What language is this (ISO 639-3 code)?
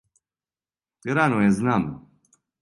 srp